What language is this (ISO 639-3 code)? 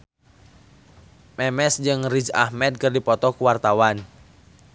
sun